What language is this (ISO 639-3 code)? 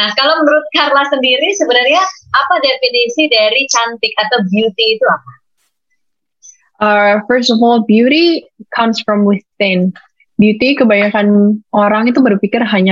ind